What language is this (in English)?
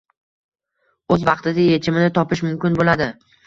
Uzbek